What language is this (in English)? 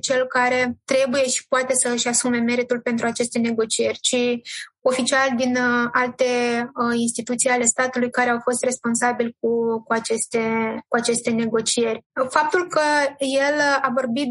Romanian